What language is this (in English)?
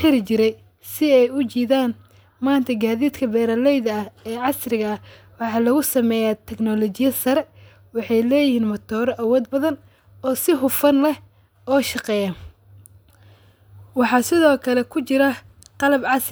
Somali